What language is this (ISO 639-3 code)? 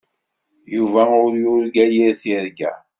kab